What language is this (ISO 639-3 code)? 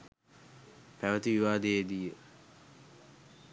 sin